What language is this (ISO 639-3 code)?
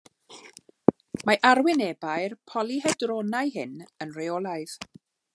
cym